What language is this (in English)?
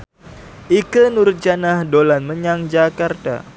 Javanese